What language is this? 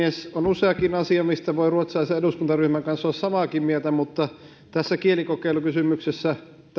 Finnish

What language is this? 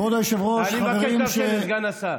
Hebrew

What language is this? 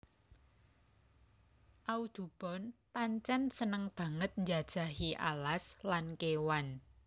Javanese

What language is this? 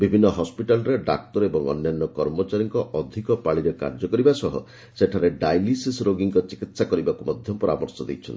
Odia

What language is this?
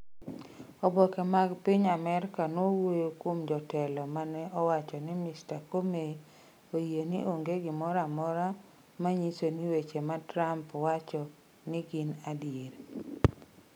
Luo (Kenya and Tanzania)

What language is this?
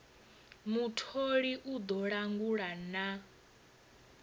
Venda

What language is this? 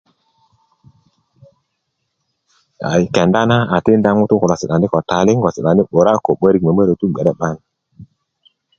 Kuku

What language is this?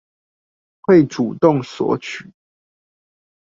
Chinese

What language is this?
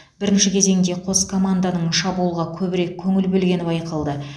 Kazakh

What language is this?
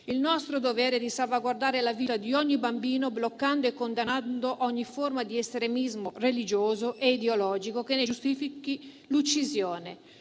Italian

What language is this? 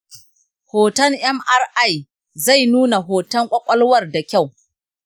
Hausa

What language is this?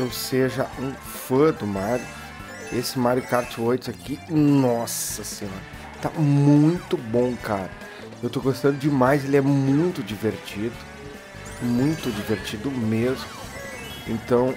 Portuguese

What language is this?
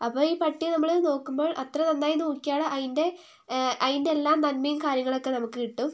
Malayalam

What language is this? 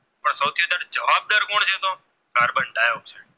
Gujarati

